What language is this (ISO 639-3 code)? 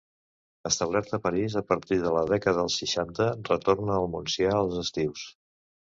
cat